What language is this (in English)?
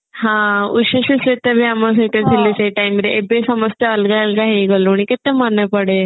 Odia